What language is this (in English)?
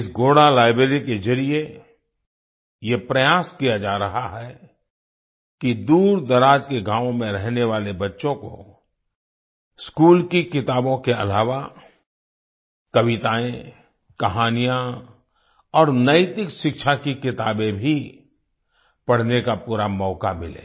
Hindi